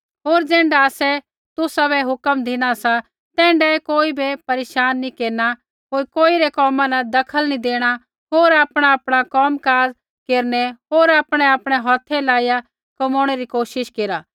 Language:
Kullu Pahari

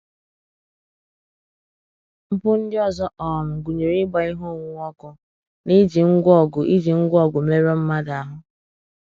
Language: Igbo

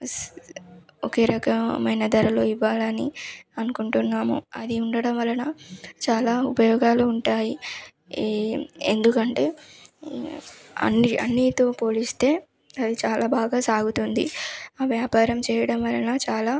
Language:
Telugu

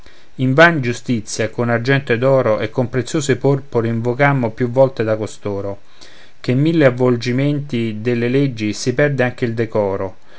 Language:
Italian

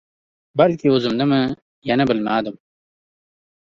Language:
Uzbek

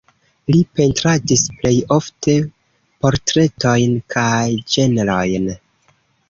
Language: Esperanto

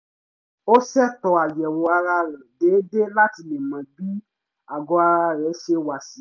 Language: Yoruba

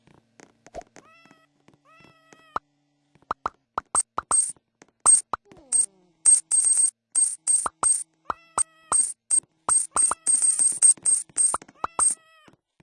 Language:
English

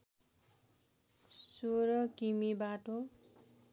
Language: Nepali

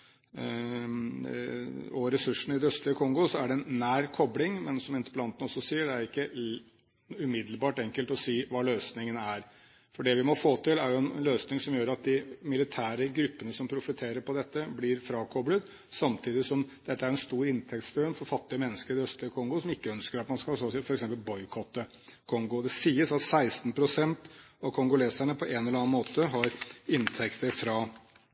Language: Norwegian Bokmål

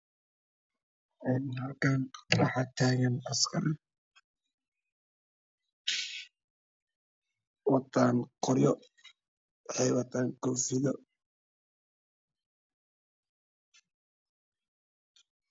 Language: Somali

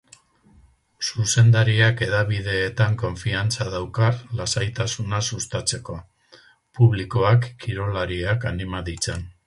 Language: Basque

